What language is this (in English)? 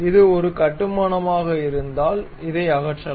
Tamil